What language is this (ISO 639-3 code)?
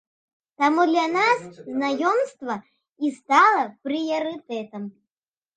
bel